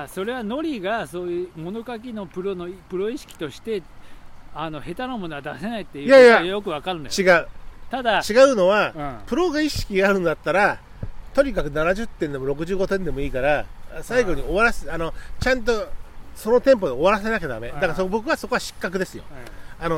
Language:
Japanese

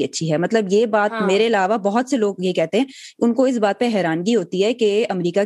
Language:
Urdu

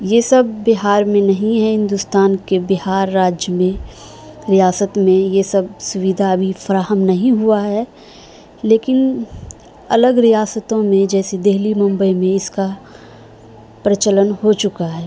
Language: Urdu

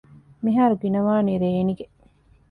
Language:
Divehi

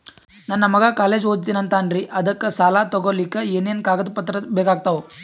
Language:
Kannada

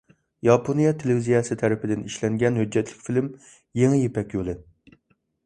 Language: Uyghur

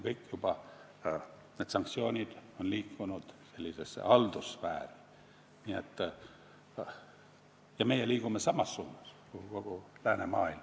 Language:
Estonian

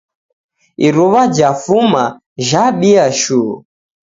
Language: Taita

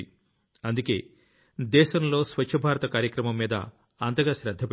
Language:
Telugu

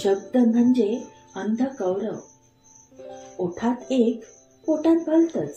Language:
Marathi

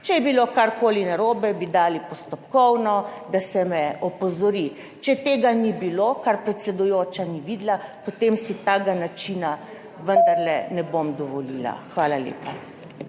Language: Slovenian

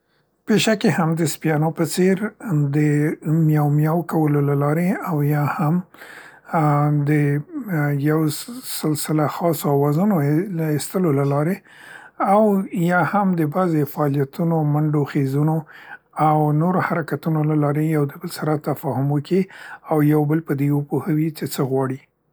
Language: Central Pashto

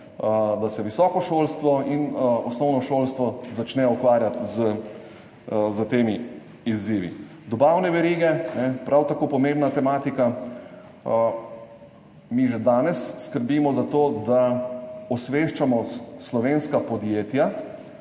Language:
Slovenian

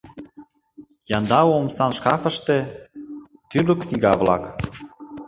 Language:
Mari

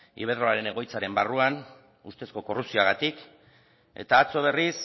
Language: Basque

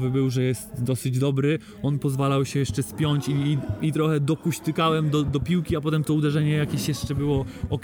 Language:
Polish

